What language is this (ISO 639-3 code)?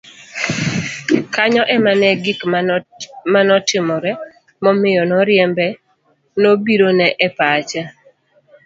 luo